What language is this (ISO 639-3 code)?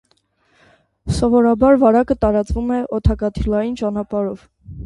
hye